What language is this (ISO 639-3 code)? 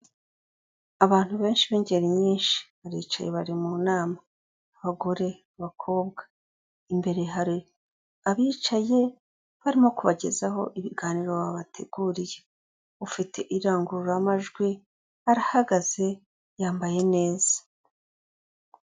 kin